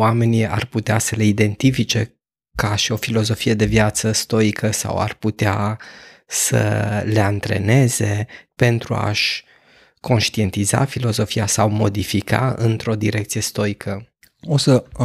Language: Romanian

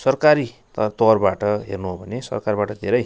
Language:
Nepali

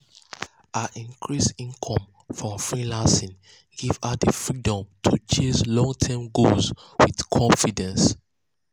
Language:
Nigerian Pidgin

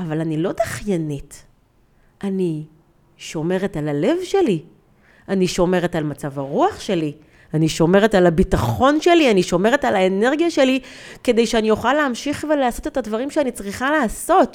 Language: Hebrew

